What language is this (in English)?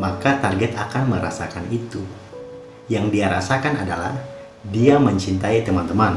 Indonesian